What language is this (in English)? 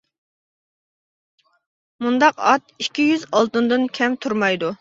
Uyghur